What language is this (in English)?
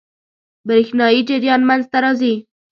Pashto